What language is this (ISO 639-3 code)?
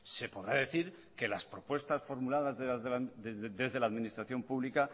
spa